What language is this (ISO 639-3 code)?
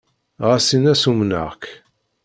kab